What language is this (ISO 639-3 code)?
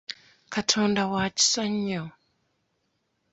lug